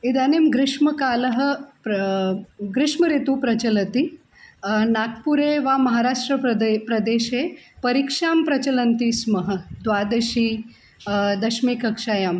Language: Sanskrit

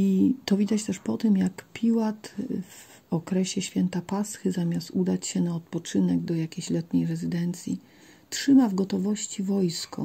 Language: Polish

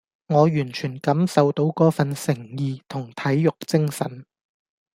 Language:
Cantonese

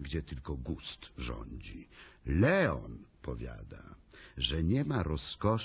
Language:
Polish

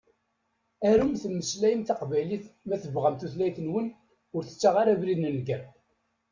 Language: Kabyle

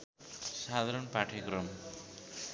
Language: Nepali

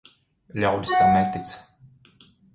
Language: Latvian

